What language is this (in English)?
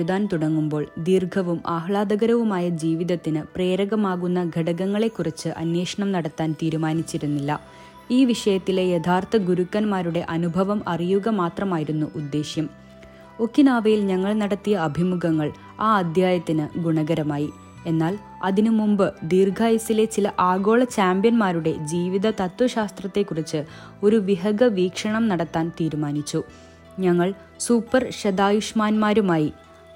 Malayalam